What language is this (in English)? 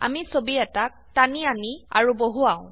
Assamese